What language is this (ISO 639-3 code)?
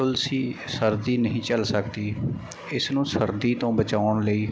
pan